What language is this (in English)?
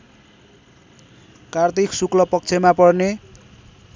Nepali